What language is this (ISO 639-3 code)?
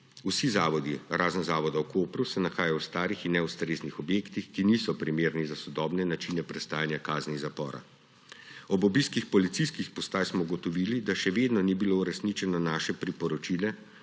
slv